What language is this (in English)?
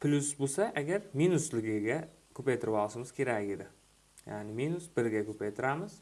Turkish